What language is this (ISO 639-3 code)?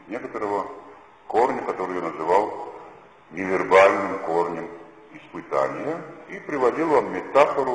rus